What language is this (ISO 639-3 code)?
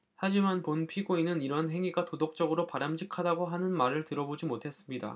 kor